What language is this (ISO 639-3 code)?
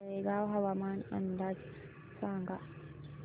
mar